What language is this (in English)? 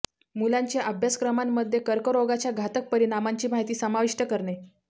Marathi